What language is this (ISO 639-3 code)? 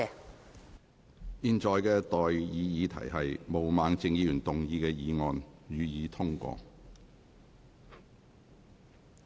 yue